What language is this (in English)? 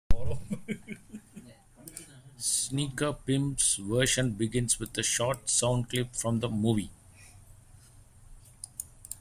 English